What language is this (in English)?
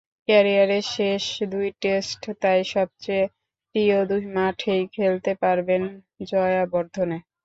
Bangla